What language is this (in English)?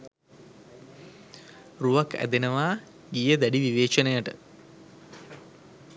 Sinhala